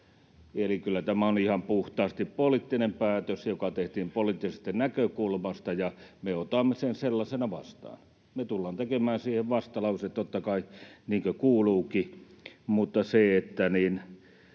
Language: Finnish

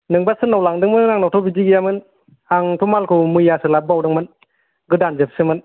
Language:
Bodo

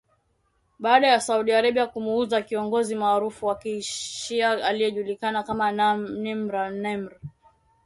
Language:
Swahili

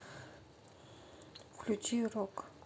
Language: Russian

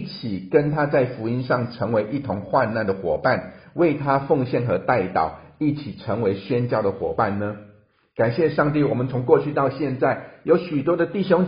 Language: Chinese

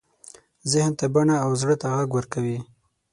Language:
Pashto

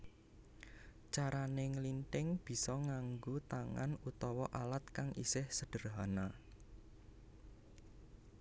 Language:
Javanese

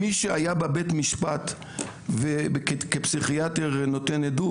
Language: Hebrew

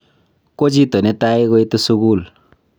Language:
Kalenjin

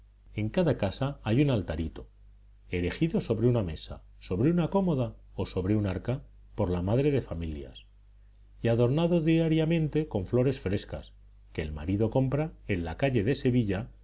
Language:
Spanish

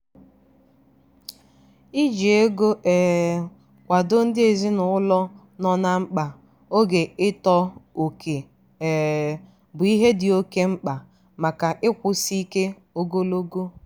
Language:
Igbo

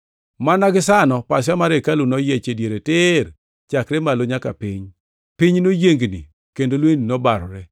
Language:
Luo (Kenya and Tanzania)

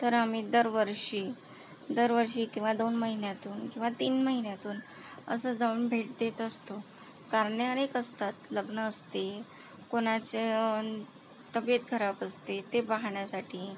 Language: Marathi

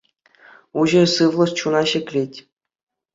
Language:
Chuvash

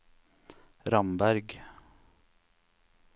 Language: Norwegian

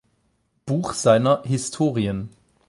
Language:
German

